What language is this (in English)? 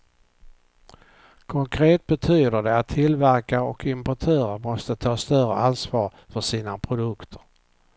Swedish